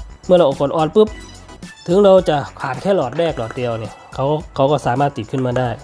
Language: Thai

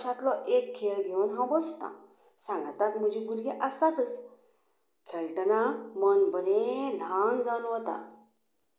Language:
Konkani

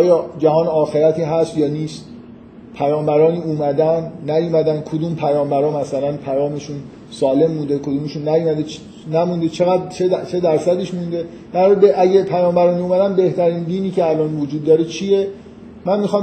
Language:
Persian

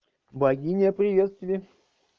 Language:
Russian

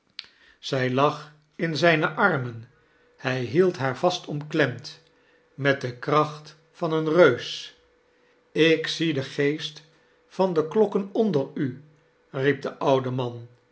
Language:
Dutch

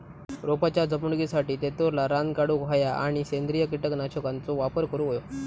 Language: Marathi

